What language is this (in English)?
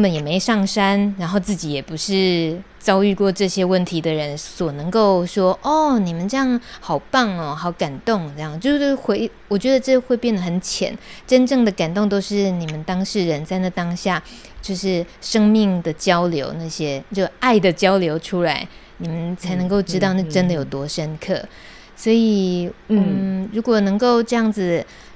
Chinese